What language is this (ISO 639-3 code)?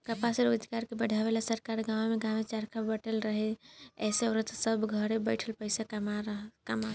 bho